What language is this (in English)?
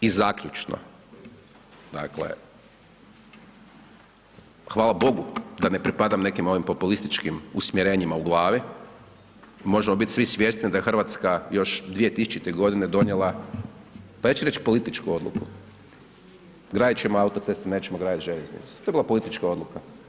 Croatian